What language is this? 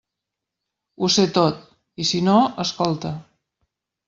Catalan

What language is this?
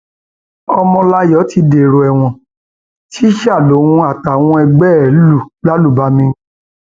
Yoruba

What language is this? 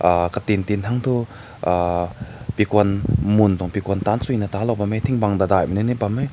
Rongmei Naga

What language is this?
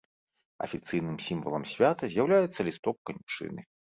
Belarusian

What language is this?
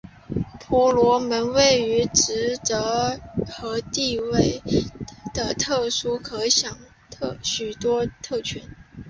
Chinese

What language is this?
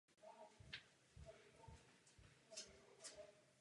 Czech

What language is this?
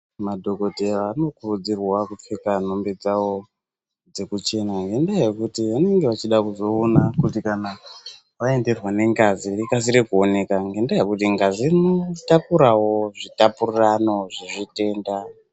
Ndau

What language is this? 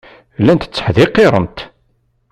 Kabyle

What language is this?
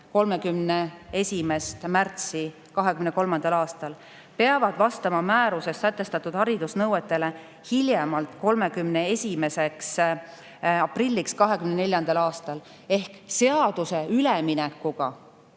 Estonian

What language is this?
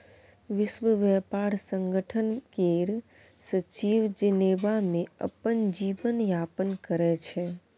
Maithili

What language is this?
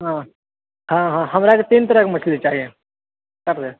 Maithili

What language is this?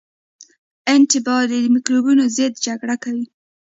Pashto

